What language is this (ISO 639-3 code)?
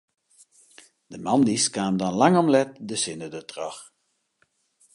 fry